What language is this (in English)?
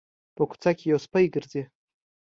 Pashto